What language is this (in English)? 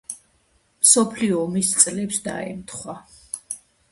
Georgian